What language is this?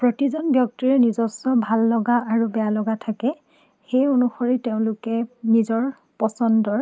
Assamese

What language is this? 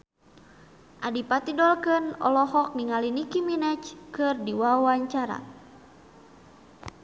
Sundanese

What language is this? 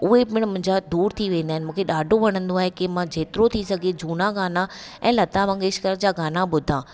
Sindhi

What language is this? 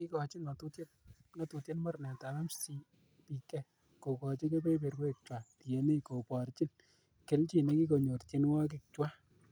Kalenjin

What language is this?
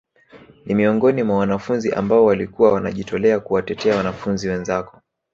Swahili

